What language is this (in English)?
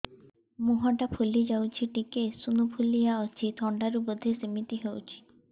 Odia